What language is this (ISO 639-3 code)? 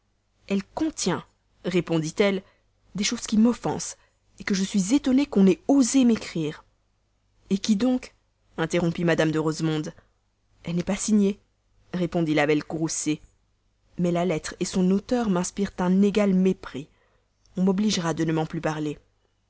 fra